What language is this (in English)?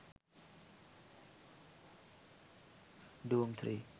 Sinhala